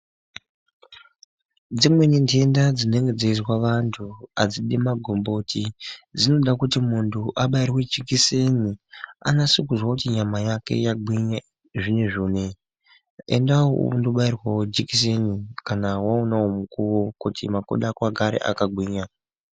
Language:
Ndau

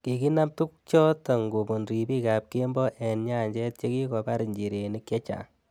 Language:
Kalenjin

